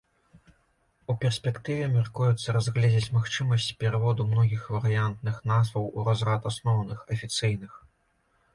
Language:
Belarusian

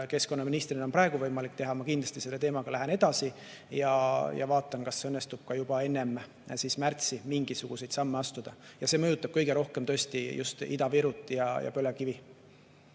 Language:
Estonian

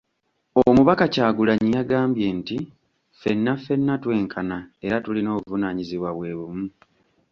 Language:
Ganda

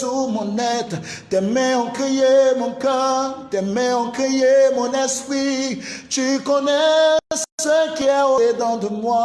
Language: French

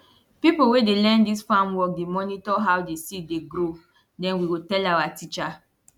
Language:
Nigerian Pidgin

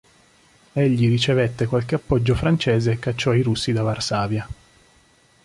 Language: Italian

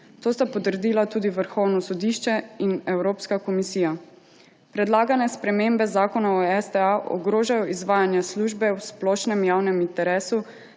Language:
Slovenian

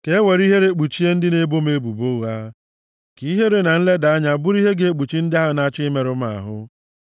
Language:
Igbo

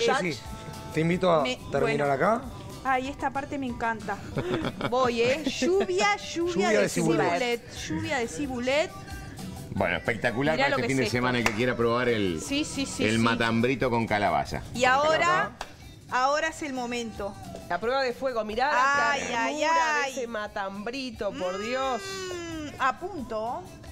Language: Spanish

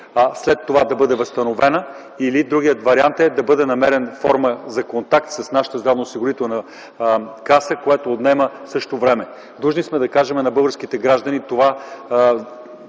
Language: Bulgarian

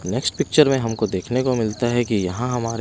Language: Hindi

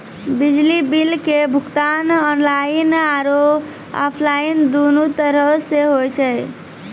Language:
Maithili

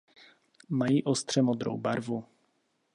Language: Czech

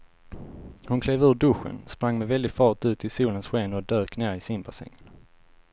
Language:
Swedish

